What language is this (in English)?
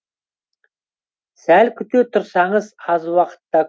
Kazakh